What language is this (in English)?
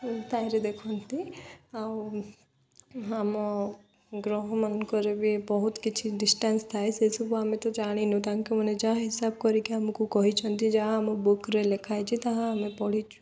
Odia